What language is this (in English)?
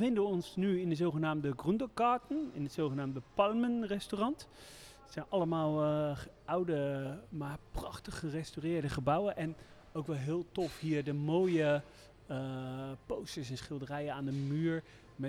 Dutch